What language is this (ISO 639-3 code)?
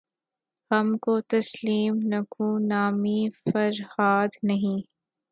urd